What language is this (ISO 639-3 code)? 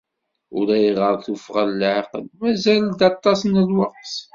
kab